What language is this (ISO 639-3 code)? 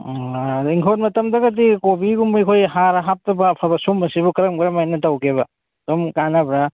mni